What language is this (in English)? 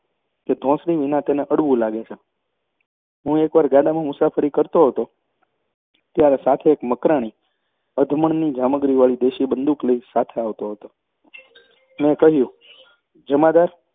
Gujarati